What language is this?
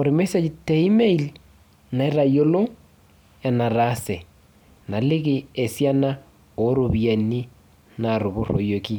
Masai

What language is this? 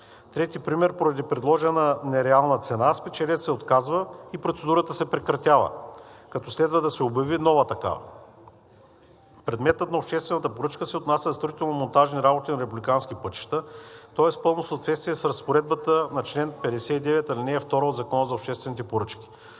Bulgarian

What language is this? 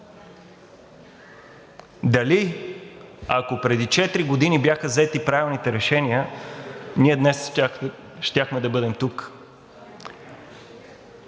Bulgarian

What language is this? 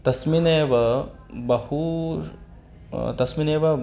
Sanskrit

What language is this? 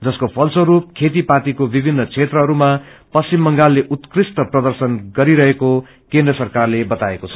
Nepali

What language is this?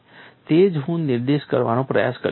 Gujarati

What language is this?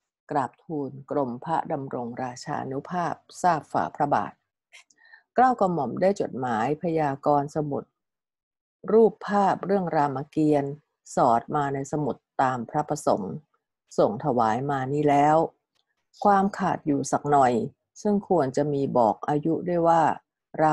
Thai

